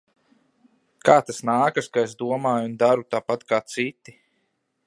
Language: Latvian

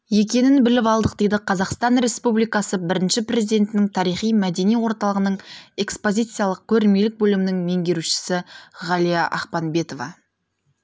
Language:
Kazakh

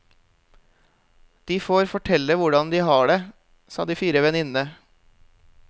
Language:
Norwegian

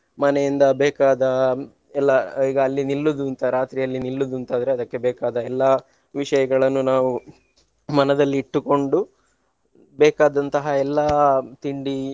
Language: Kannada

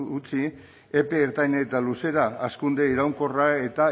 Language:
Basque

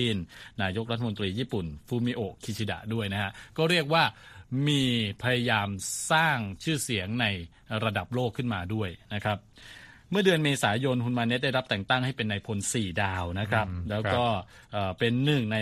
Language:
Thai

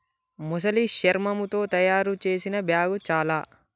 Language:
Telugu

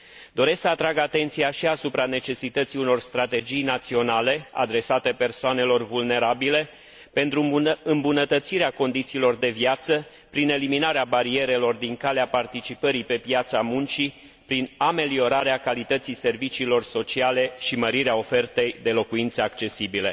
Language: Romanian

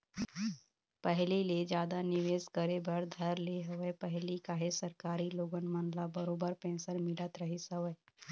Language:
Chhattisgarhi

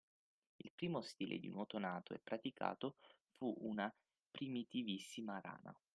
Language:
Italian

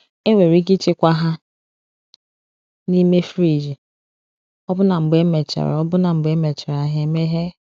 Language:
Igbo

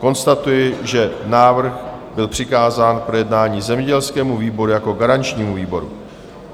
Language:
Czech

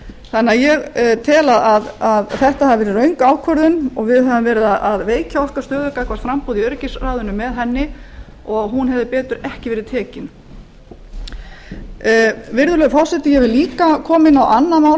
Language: Icelandic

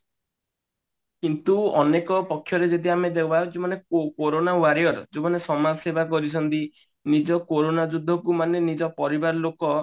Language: Odia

